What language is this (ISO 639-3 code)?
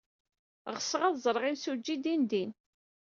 kab